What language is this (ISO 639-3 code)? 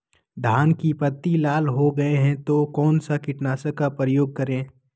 mag